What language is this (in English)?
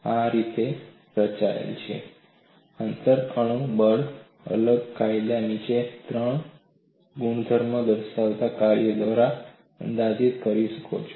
Gujarati